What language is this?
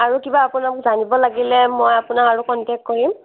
Assamese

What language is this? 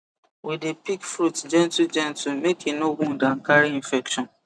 Nigerian Pidgin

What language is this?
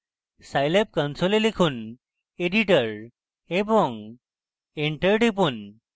Bangla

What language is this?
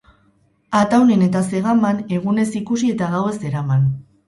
Basque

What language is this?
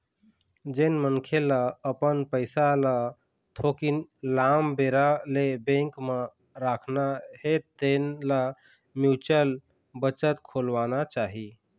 Chhattisgarhi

